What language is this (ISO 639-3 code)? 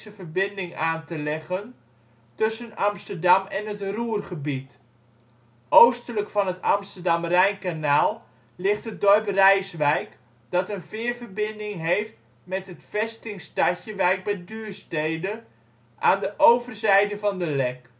nld